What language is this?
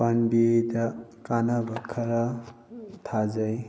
Manipuri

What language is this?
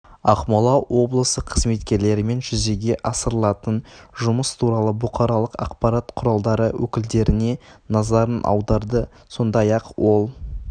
Kazakh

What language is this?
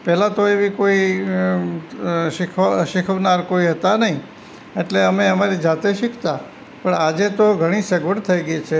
Gujarati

